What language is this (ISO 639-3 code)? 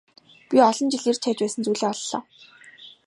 mon